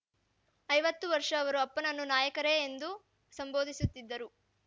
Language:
Kannada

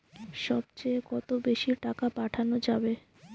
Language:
Bangla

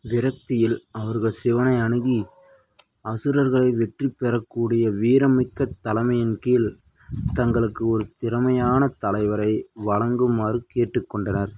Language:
Tamil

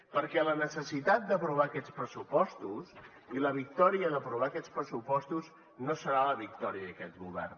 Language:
Catalan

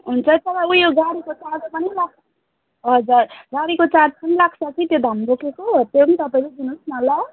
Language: Nepali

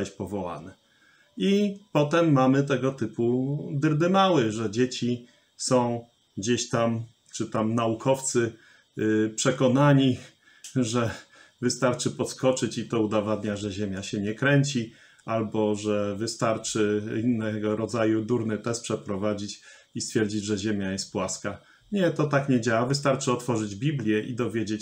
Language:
Polish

